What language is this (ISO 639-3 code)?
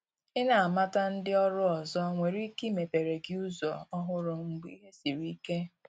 ibo